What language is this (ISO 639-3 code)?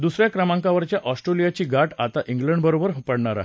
mar